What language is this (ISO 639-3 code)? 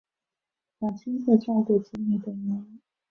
zho